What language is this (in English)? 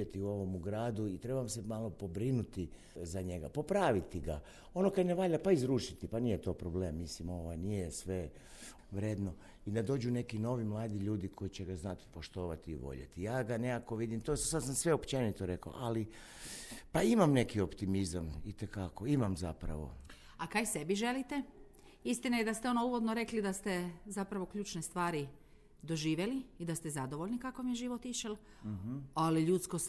Croatian